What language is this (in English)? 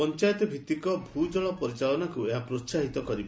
Odia